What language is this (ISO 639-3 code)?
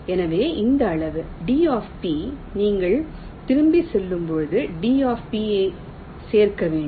tam